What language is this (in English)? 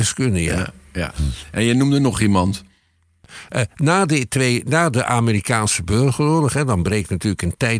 Dutch